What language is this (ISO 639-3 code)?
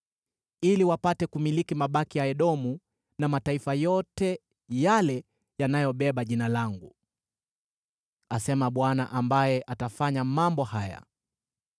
swa